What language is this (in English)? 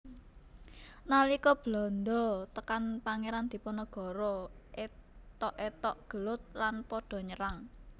Javanese